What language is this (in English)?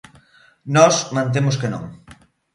Galician